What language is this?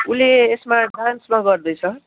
Nepali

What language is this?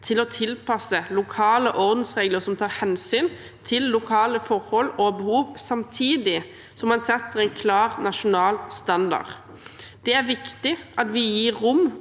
Norwegian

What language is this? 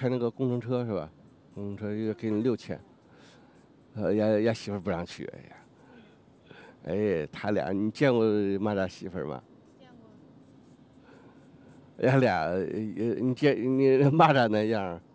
Chinese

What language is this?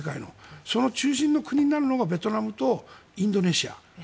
Japanese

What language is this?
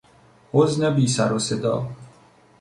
Persian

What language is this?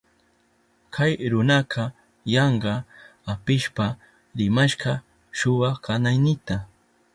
Southern Pastaza Quechua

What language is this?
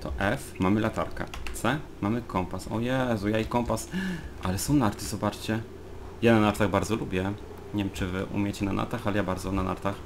Polish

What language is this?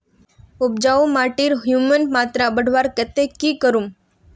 Magahi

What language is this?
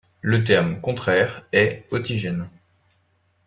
French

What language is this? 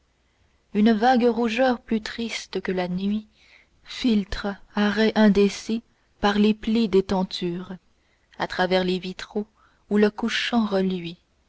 French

